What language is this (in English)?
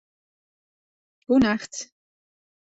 Western Frisian